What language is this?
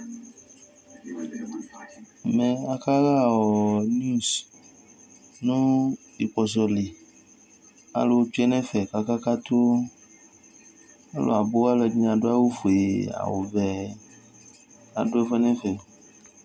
Ikposo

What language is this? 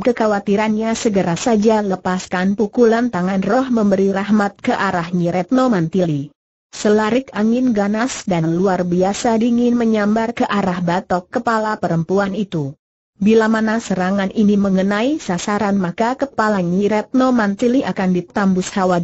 Indonesian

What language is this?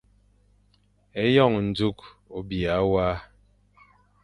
Fang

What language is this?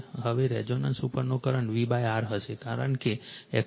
Gujarati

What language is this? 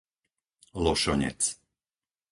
Slovak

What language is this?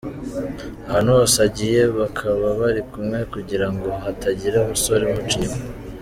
Kinyarwanda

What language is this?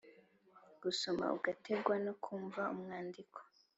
Kinyarwanda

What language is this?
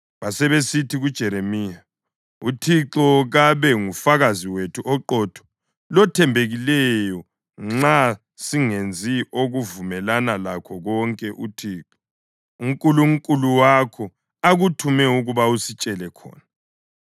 North Ndebele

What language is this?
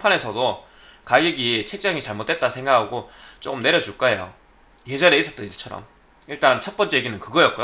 Korean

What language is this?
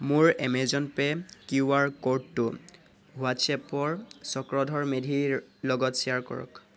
Assamese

